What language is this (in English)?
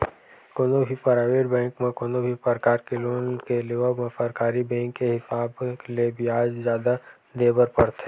Chhattisgarhi